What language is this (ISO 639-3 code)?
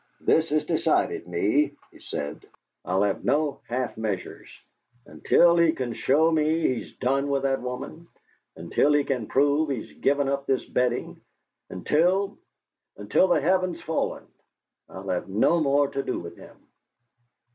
eng